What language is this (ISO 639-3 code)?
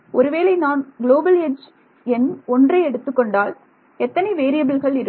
tam